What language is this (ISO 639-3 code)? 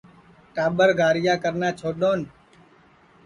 ssi